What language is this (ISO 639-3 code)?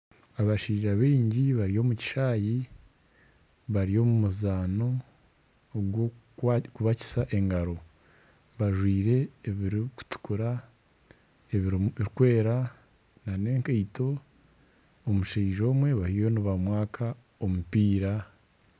nyn